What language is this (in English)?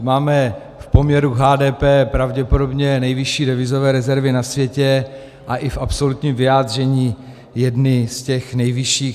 Czech